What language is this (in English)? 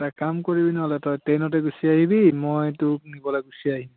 Assamese